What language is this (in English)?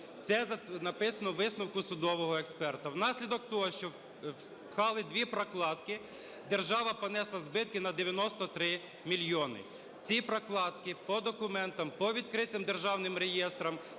Ukrainian